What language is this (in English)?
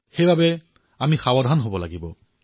Assamese